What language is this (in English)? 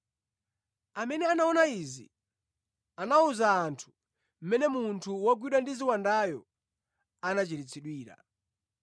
Nyanja